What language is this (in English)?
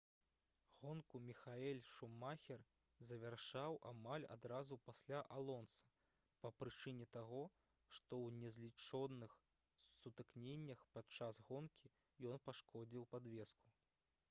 Belarusian